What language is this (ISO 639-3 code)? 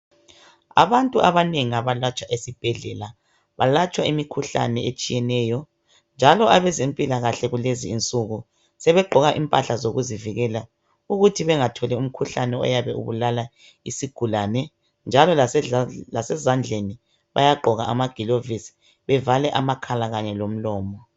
nde